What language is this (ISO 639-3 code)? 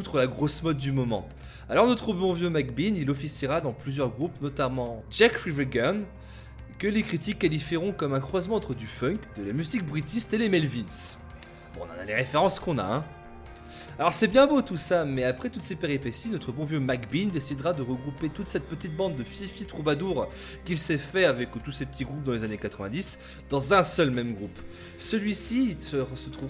fra